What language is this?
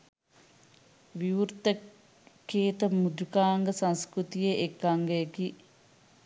Sinhala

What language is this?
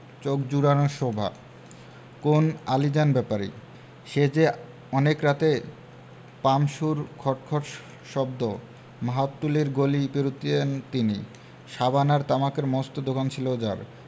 Bangla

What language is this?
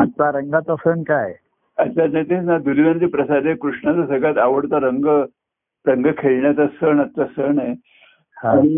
Marathi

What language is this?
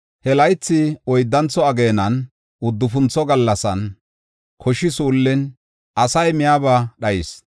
Gofa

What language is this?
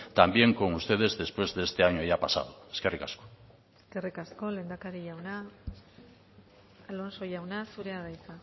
Basque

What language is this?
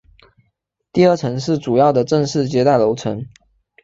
Chinese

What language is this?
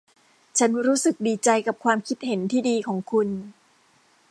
Thai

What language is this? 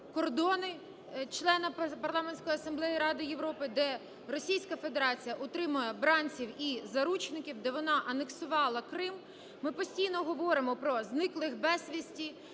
Ukrainian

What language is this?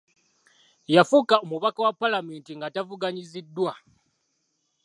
Ganda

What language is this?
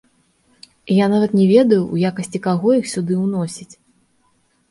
Belarusian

